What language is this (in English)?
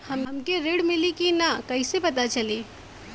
Bhojpuri